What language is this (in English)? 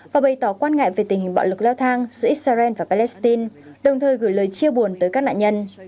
Vietnamese